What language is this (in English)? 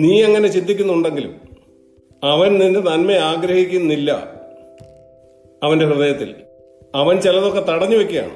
Malayalam